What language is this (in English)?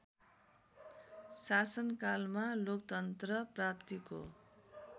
Nepali